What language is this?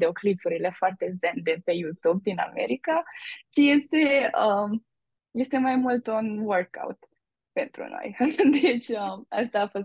Romanian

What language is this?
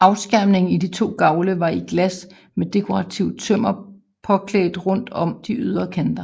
Danish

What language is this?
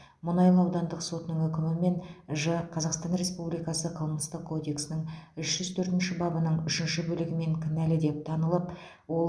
Kazakh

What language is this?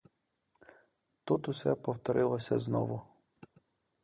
Ukrainian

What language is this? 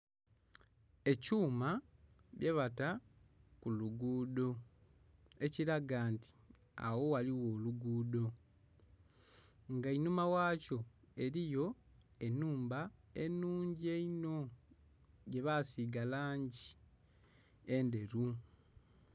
Soga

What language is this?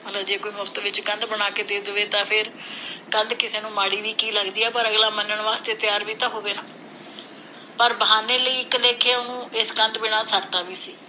Punjabi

